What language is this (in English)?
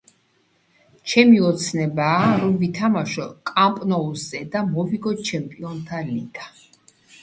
Georgian